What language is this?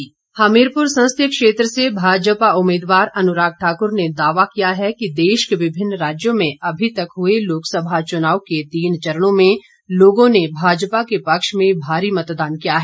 Hindi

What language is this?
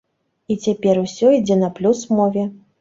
Belarusian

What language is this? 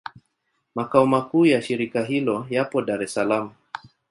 Swahili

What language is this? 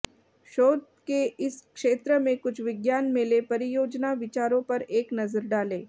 Hindi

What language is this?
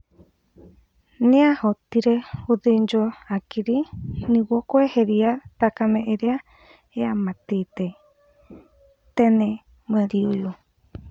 Kikuyu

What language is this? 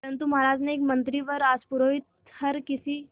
Hindi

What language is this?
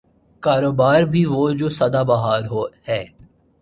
Urdu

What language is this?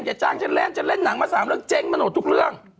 Thai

